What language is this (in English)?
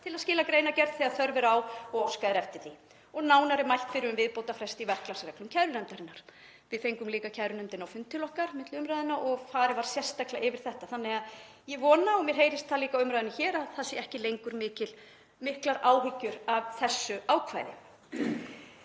Icelandic